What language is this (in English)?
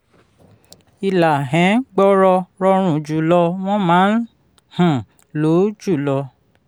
Yoruba